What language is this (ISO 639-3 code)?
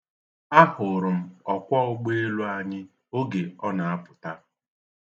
ibo